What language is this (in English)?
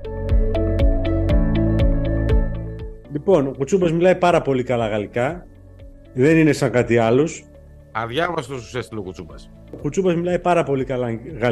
Greek